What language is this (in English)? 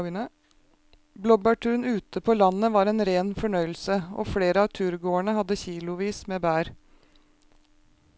Norwegian